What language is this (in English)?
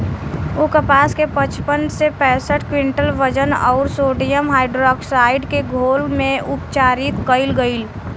Bhojpuri